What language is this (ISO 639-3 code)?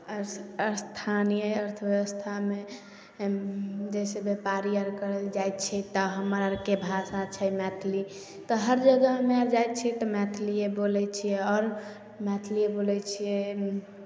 mai